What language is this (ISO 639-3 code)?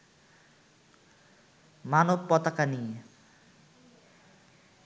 ben